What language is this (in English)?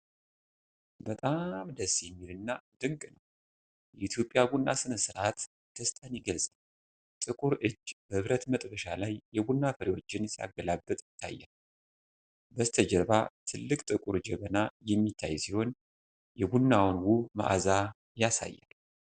Amharic